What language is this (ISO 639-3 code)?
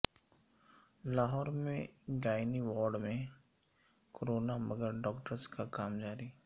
urd